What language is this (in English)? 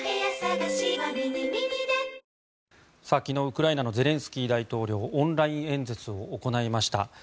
Japanese